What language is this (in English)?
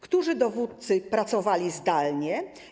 Polish